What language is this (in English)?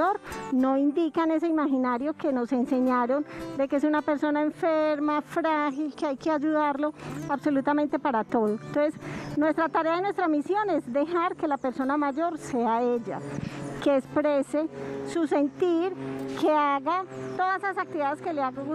Spanish